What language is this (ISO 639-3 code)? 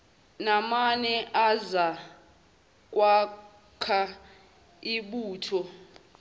zul